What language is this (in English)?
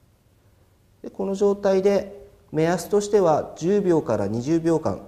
Japanese